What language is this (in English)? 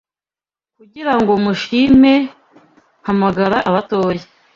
Kinyarwanda